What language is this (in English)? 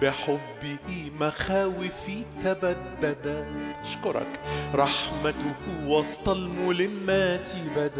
Arabic